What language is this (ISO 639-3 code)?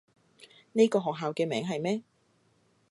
yue